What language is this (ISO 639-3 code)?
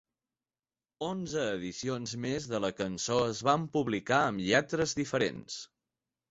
cat